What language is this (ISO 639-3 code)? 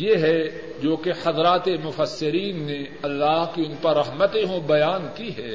urd